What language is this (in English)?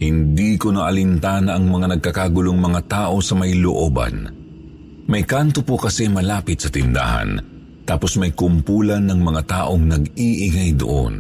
Filipino